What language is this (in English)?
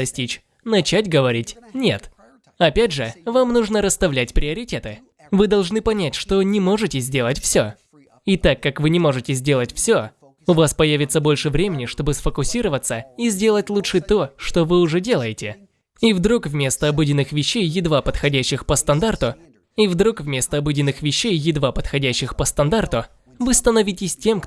Russian